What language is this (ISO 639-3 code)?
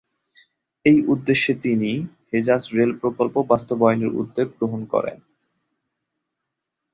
ben